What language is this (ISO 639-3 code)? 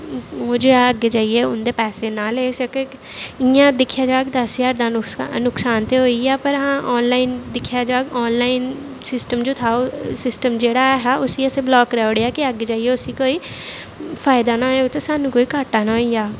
doi